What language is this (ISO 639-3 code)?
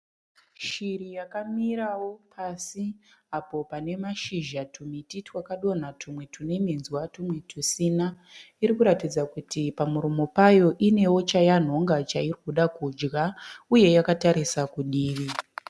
sna